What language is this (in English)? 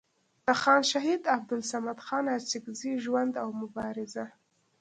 Pashto